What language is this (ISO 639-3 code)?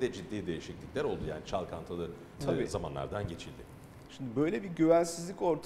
tur